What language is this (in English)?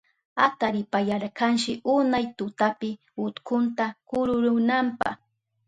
Southern Pastaza Quechua